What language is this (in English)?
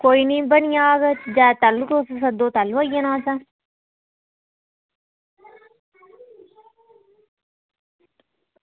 Dogri